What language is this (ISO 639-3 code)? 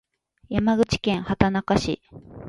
jpn